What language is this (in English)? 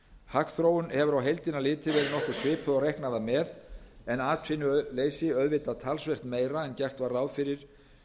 Icelandic